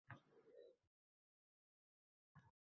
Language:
Uzbek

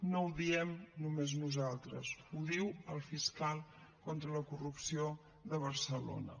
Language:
Catalan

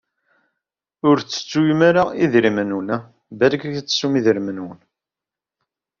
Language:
Kabyle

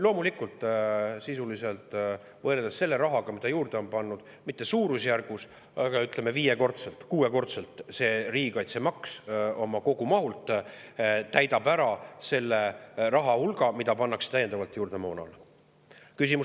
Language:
Estonian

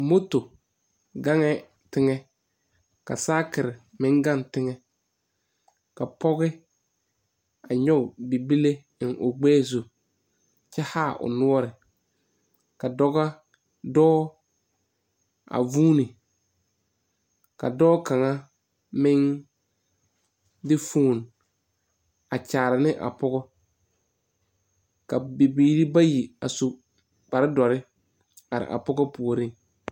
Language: Southern Dagaare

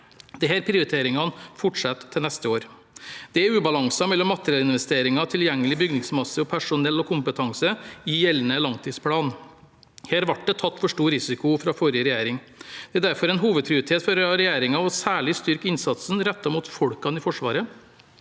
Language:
Norwegian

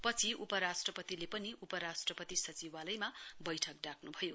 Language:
Nepali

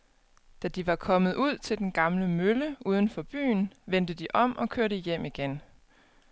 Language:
Danish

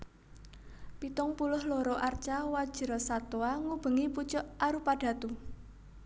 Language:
Javanese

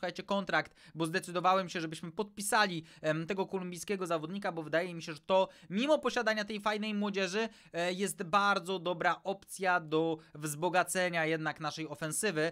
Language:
Polish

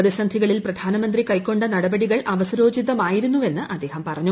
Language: Malayalam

